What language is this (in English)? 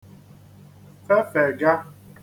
Igbo